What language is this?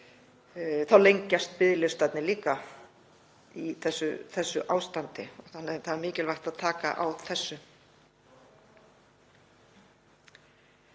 Icelandic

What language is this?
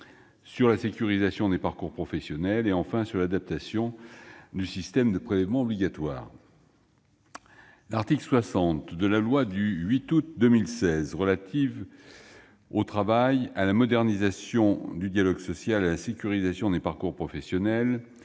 French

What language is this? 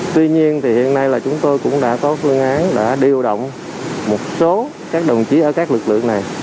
Vietnamese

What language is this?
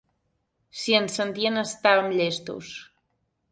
Catalan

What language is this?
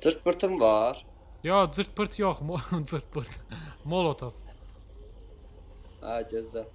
Turkish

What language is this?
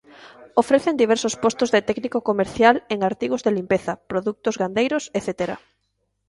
Galician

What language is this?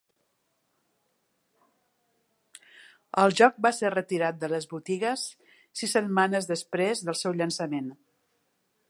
Catalan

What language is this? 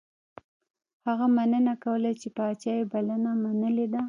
Pashto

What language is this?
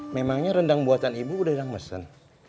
Indonesian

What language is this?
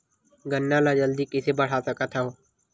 Chhattisgarhi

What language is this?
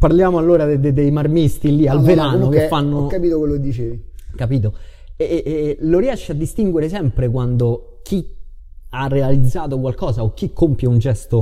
Italian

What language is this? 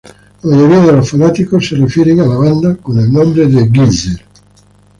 Spanish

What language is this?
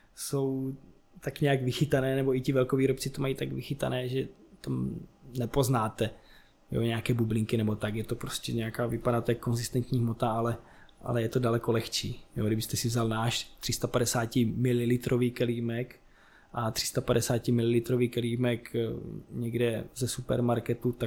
Czech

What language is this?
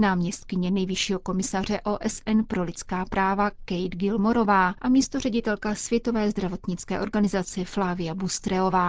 Czech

